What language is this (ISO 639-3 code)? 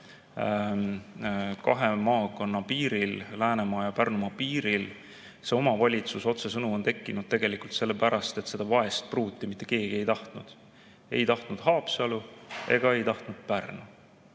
est